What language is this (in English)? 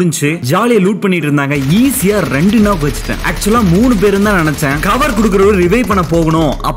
Romanian